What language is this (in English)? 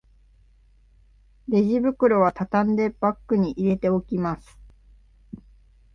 Japanese